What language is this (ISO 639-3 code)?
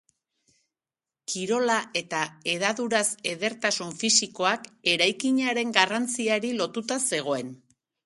eus